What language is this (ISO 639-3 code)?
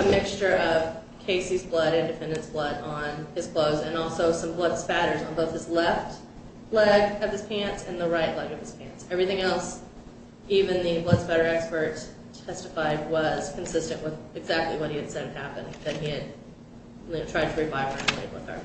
eng